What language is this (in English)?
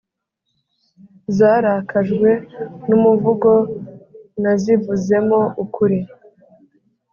Kinyarwanda